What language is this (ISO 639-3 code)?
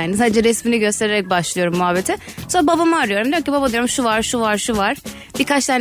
tur